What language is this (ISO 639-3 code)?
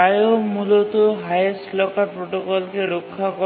ben